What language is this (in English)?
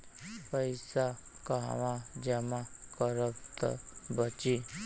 Bhojpuri